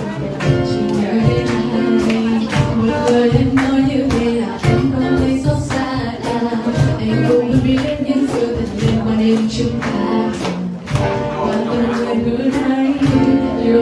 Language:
Indonesian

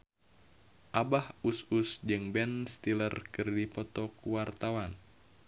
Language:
Sundanese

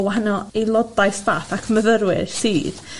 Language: Welsh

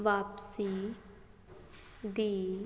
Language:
Punjabi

